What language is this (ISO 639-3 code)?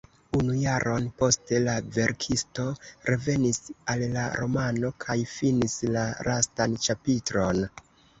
epo